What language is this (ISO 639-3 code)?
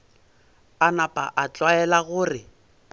nso